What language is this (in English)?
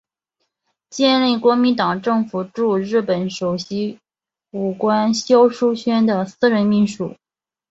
Chinese